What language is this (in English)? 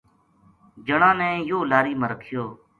Gujari